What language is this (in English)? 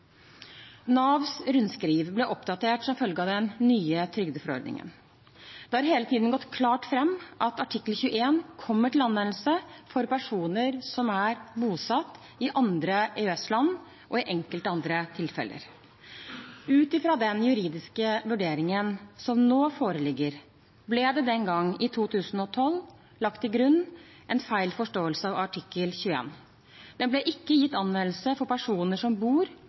Norwegian Bokmål